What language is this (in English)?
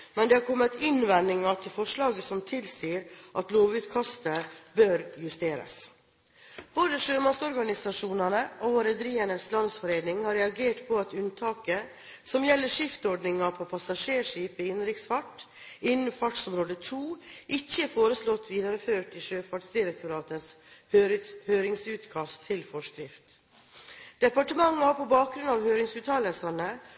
Norwegian Bokmål